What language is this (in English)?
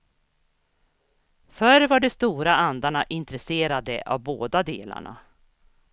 Swedish